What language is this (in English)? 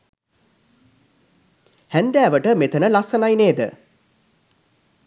Sinhala